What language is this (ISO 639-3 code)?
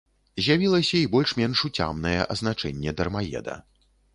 bel